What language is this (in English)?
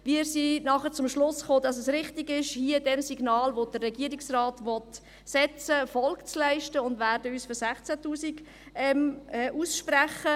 Swiss German